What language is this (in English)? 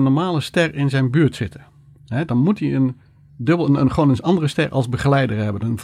Dutch